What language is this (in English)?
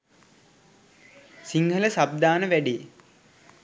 Sinhala